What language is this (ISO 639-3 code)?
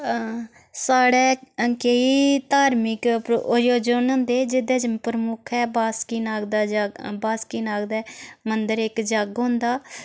doi